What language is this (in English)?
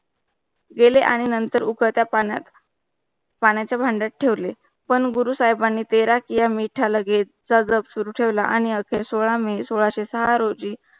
Marathi